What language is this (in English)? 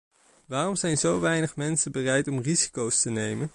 Dutch